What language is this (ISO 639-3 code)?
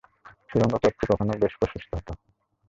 ben